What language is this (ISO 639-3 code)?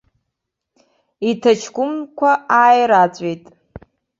abk